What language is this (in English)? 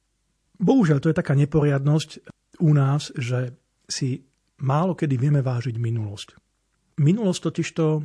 Slovak